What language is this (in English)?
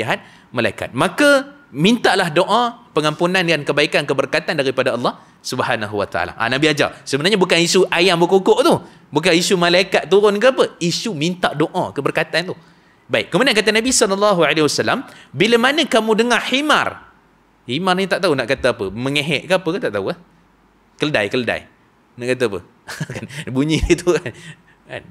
Malay